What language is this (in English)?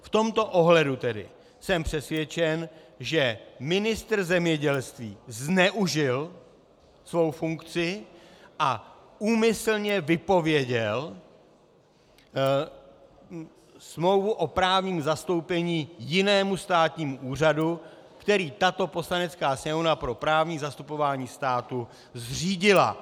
Czech